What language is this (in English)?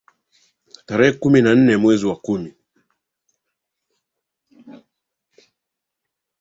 Swahili